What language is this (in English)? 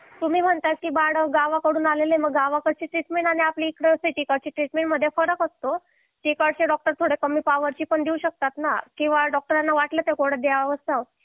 Marathi